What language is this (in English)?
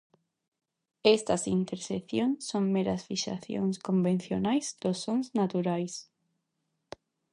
Galician